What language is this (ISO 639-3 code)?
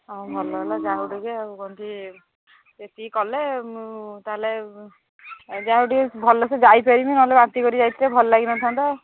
ori